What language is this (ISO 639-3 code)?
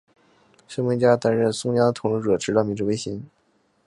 zho